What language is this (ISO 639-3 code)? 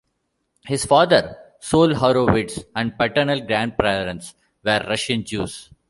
eng